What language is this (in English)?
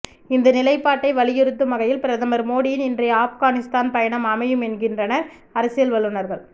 Tamil